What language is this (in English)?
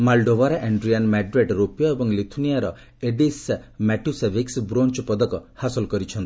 Odia